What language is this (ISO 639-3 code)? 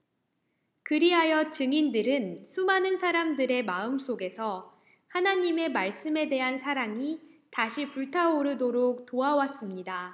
kor